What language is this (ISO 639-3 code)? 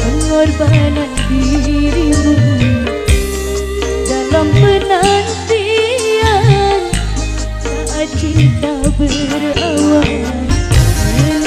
ara